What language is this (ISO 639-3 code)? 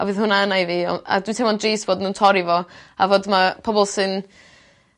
cym